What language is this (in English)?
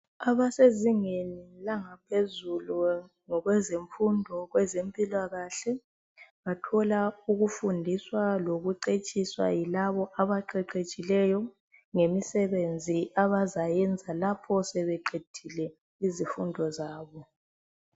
North Ndebele